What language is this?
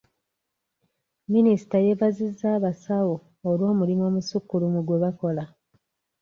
Ganda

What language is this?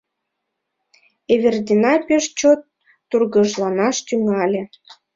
Mari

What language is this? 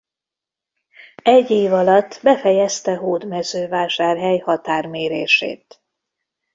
Hungarian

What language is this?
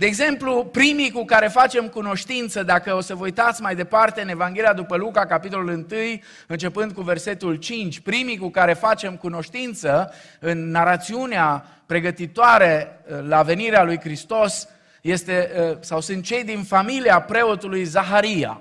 Romanian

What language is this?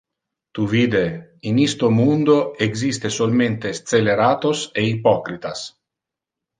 Interlingua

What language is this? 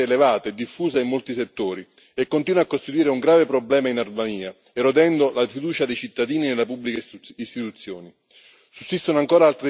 Italian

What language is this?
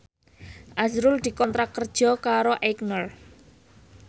Javanese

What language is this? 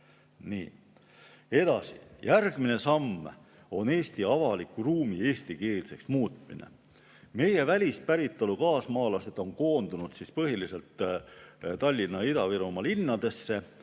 Estonian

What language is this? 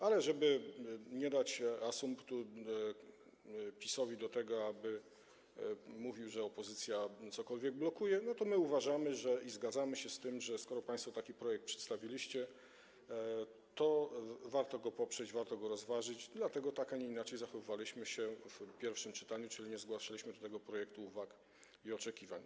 Polish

